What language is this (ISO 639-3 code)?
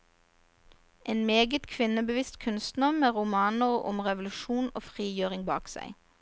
nor